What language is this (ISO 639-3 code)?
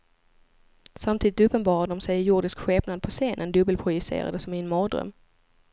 swe